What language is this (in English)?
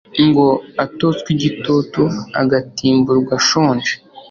Kinyarwanda